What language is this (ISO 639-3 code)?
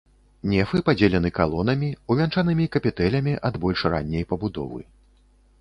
bel